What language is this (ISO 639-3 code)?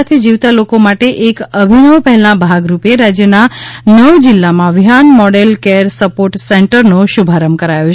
guj